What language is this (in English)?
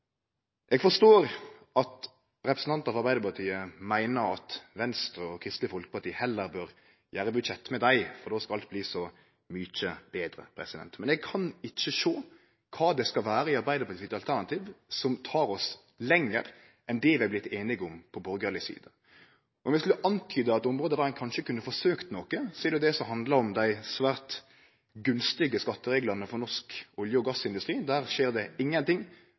Norwegian Nynorsk